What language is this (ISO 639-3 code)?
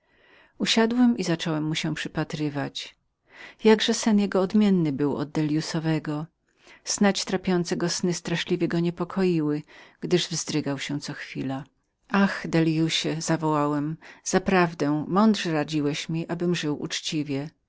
pol